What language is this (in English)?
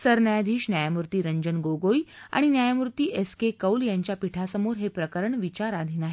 Marathi